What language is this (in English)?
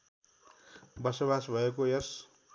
Nepali